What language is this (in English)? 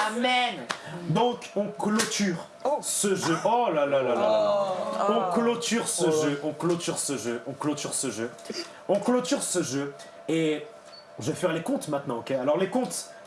French